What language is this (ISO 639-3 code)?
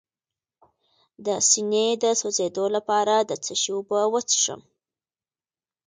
pus